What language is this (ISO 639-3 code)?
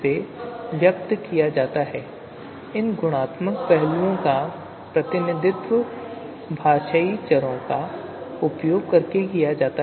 hin